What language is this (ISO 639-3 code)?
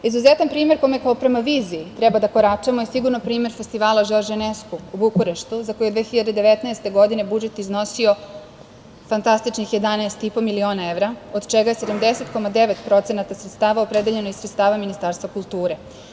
srp